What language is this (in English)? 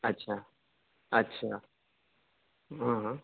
Urdu